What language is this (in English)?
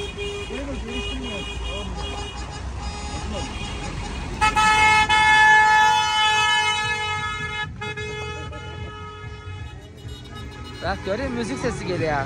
Turkish